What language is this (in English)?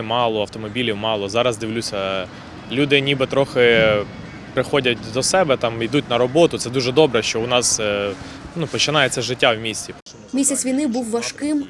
Ukrainian